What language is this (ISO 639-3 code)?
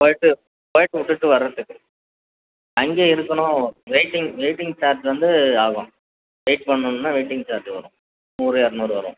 tam